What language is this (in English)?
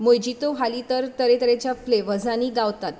Konkani